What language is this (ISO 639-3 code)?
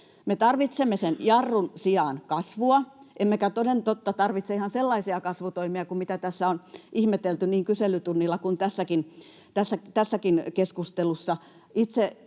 fin